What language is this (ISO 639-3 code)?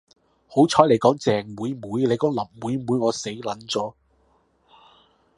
yue